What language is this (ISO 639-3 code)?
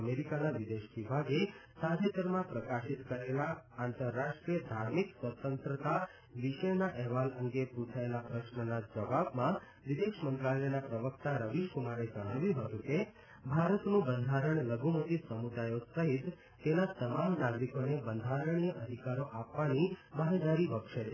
guj